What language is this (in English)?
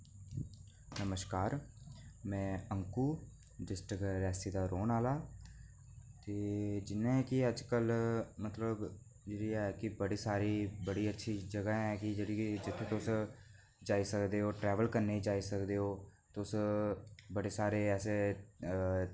Dogri